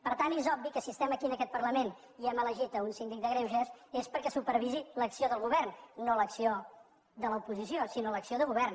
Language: Catalan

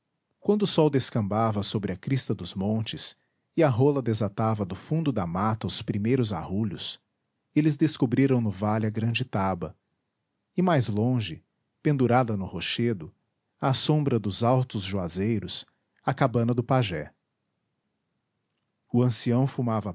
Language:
Portuguese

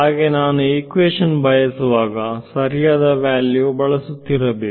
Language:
Kannada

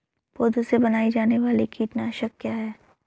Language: Hindi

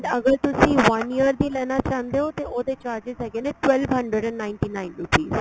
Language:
Punjabi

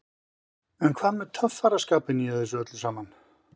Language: Icelandic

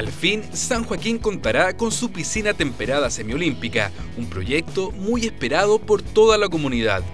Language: Spanish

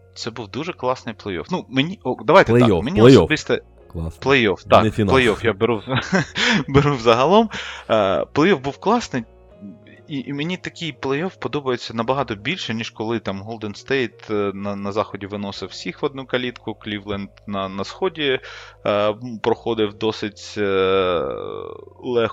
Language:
Ukrainian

